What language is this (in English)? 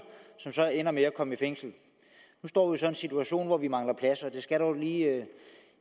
Danish